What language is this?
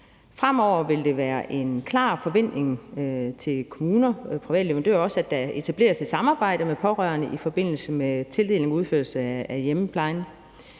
Danish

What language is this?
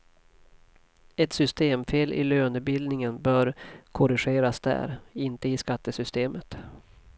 Swedish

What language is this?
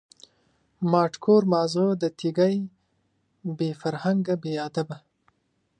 Pashto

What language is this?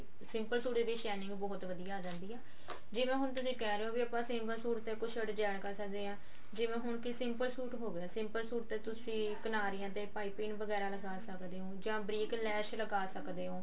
Punjabi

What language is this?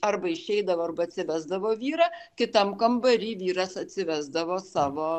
Lithuanian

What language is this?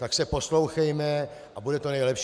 Czech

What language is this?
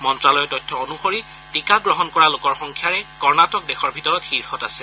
Assamese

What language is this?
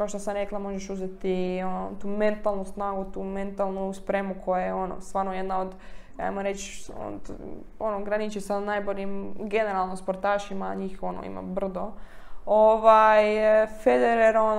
Croatian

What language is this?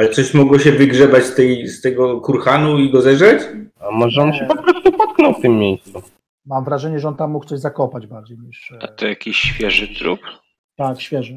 Polish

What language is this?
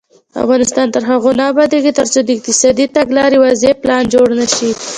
Pashto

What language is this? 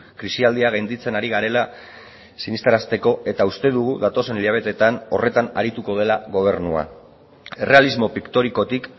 Basque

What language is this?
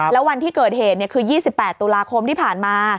Thai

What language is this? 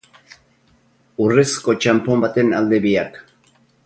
Basque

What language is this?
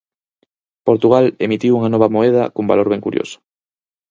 Galician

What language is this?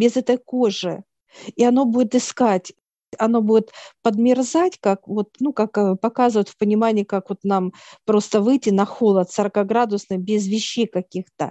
Russian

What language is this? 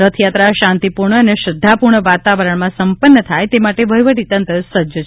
Gujarati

